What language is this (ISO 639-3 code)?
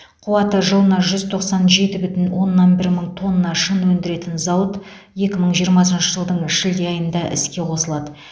kaz